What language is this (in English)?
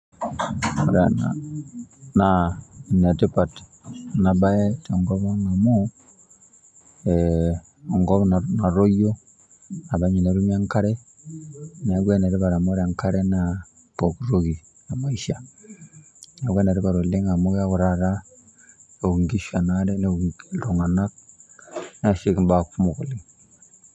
Masai